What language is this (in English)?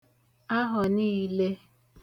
Igbo